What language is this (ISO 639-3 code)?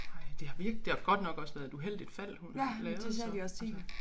dan